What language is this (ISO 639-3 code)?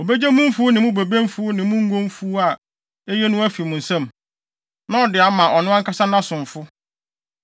aka